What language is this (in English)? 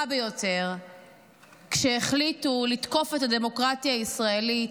Hebrew